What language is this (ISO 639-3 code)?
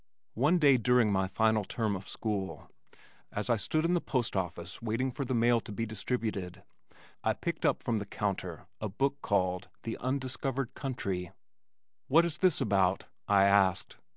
eng